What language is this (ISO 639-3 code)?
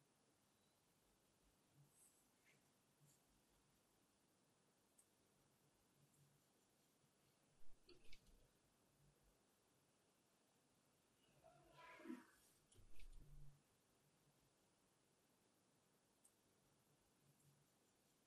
tha